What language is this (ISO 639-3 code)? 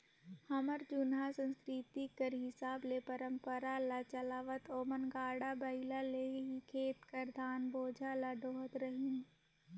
hne